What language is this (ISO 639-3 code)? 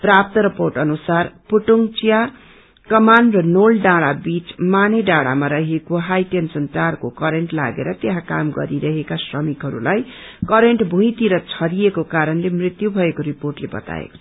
nep